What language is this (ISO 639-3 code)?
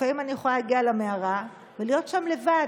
heb